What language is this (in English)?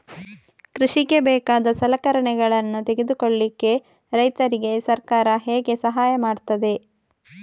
Kannada